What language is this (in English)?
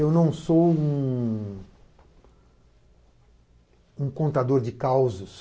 Portuguese